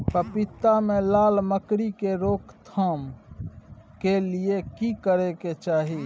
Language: Maithili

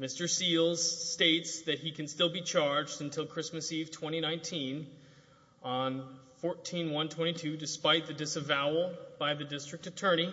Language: English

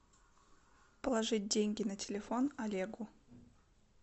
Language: Russian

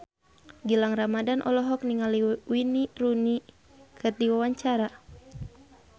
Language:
Sundanese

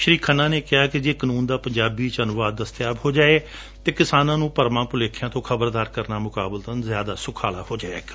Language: Punjabi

